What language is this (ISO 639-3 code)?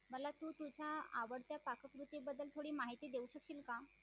mar